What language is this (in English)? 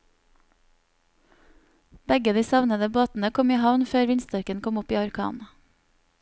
Norwegian